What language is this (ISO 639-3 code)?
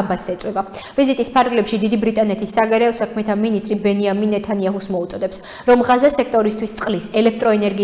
ron